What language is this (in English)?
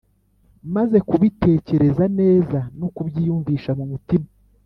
Kinyarwanda